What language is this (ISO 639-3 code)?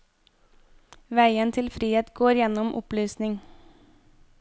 nor